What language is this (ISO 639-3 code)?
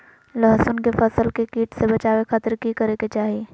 mag